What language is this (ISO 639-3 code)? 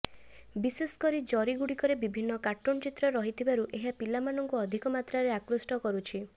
ori